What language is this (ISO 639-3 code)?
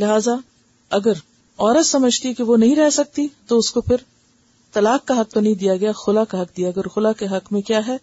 urd